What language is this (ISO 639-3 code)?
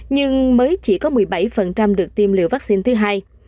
vie